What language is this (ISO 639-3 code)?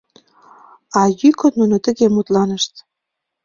chm